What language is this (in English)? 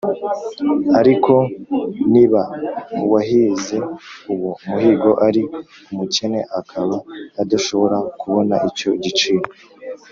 Kinyarwanda